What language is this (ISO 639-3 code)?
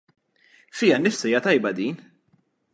mlt